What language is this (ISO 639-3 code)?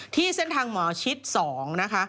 tha